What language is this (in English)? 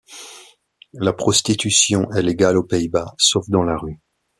French